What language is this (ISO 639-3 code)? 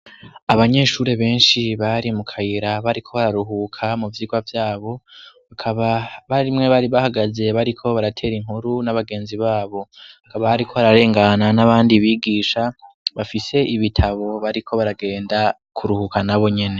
run